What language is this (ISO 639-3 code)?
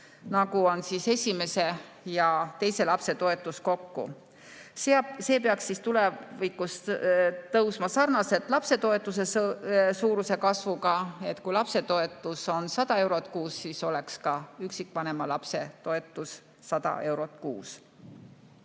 est